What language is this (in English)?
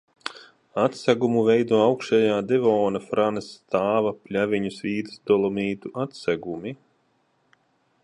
Latvian